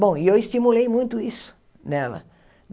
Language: Portuguese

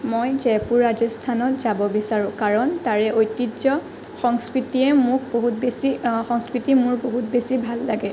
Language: Assamese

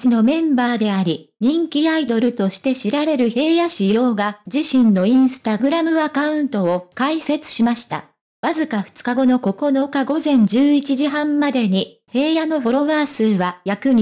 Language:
Japanese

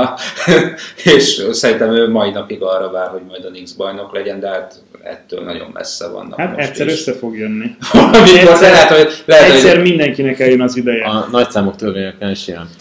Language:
Hungarian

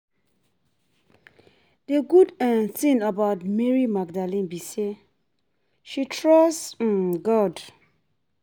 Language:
Nigerian Pidgin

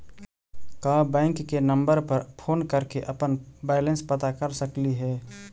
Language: Magahi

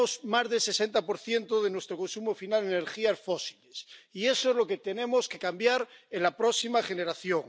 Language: Spanish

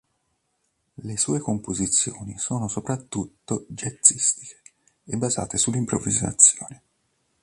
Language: Italian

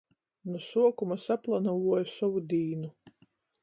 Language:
Latgalian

